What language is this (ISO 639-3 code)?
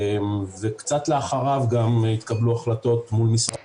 heb